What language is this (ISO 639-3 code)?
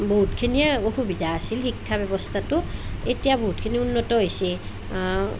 asm